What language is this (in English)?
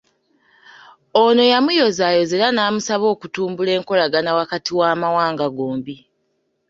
Ganda